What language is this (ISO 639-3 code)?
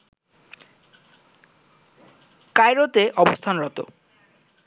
ben